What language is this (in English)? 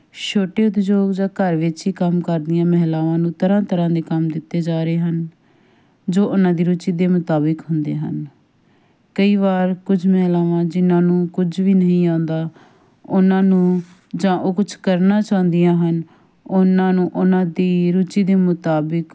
Punjabi